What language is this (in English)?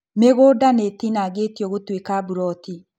Kikuyu